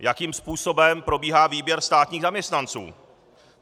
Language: Czech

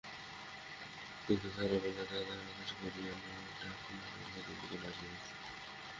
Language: Bangla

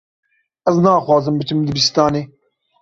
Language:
Kurdish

